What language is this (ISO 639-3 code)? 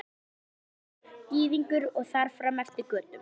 isl